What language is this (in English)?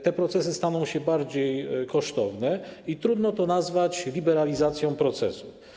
Polish